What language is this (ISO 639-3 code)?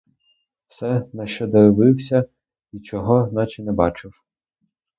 ukr